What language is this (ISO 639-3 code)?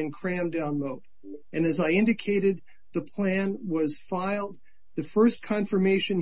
eng